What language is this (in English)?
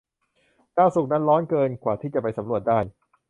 Thai